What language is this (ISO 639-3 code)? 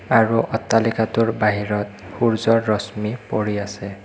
asm